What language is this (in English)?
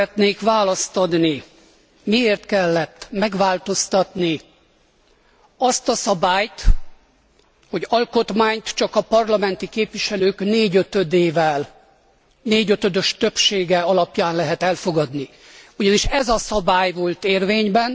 Hungarian